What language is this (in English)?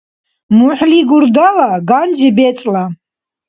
Dargwa